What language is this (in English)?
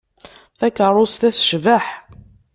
Kabyle